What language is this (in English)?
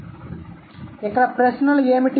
Telugu